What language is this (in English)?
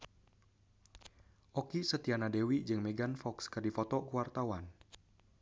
Sundanese